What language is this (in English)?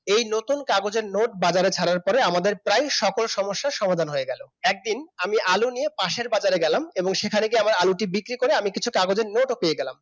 Bangla